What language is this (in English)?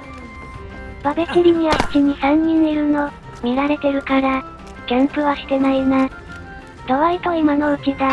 Japanese